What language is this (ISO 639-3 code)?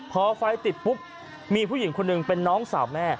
tha